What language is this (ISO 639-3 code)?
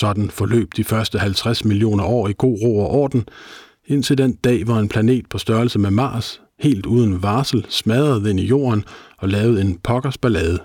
dan